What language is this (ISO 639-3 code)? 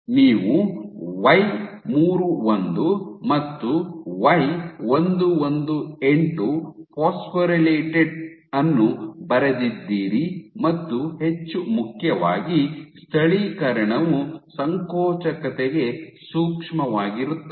kan